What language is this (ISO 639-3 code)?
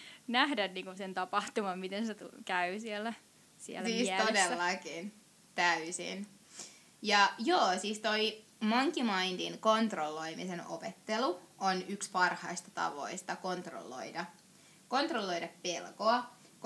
fin